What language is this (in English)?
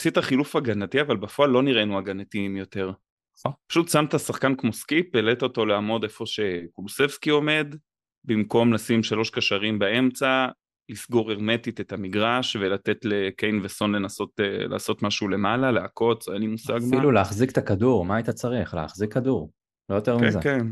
Hebrew